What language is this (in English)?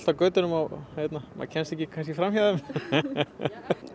Icelandic